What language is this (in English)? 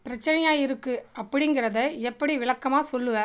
Tamil